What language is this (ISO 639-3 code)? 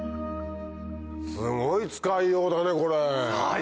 jpn